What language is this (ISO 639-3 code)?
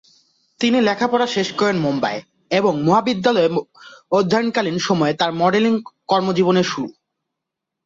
ben